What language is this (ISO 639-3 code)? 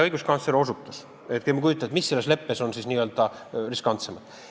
est